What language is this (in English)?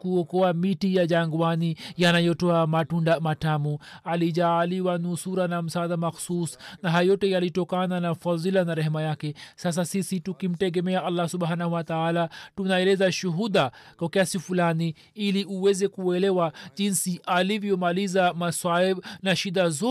Swahili